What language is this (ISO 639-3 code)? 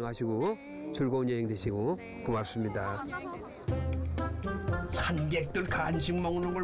kor